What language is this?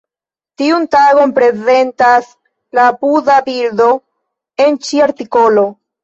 Esperanto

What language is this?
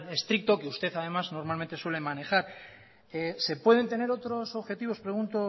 Spanish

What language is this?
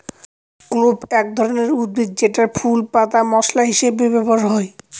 Bangla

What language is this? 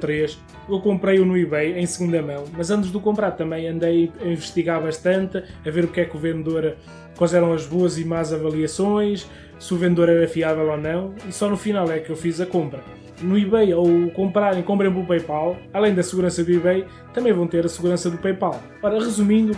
Portuguese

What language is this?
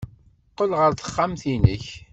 Kabyle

